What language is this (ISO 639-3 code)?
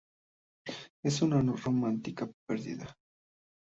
spa